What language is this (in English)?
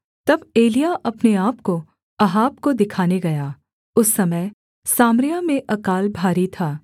Hindi